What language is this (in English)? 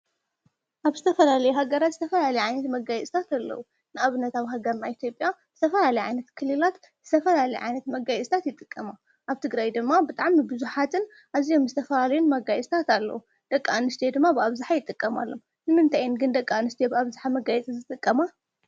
Tigrinya